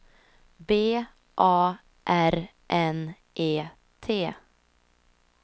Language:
Swedish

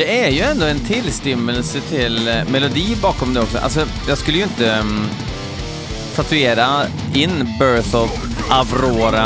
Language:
Swedish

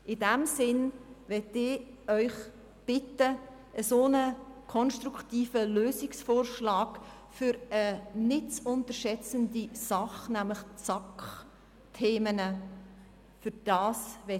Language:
Swiss German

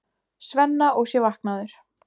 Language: Icelandic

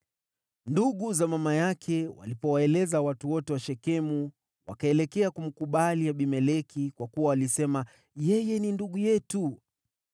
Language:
Swahili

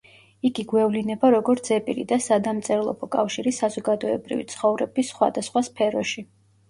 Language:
Georgian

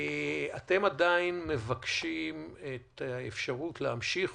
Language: Hebrew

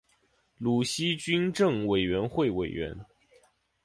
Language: Chinese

